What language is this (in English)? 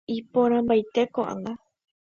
Guarani